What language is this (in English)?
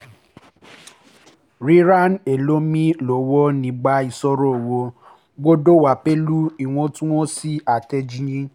Yoruba